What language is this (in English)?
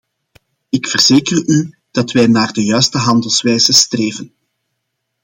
Dutch